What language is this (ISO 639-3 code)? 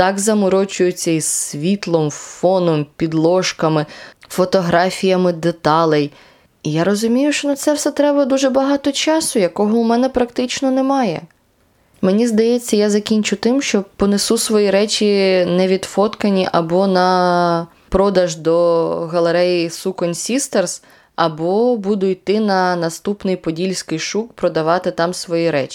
ukr